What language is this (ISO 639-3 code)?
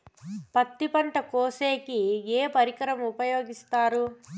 tel